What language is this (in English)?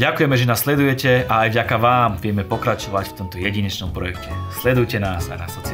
Slovak